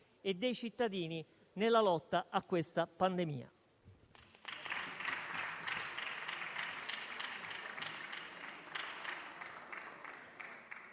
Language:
Italian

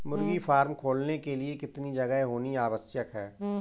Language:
Hindi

